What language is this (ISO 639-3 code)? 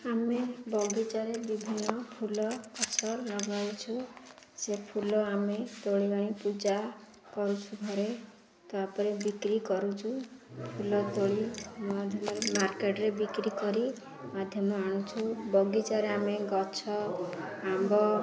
ori